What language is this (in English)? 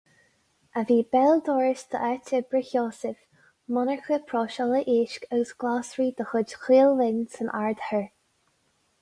Irish